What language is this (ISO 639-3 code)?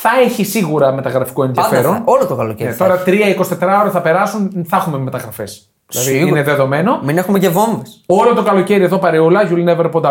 ell